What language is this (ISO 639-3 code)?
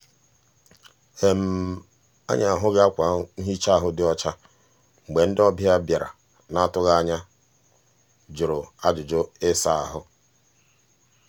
ibo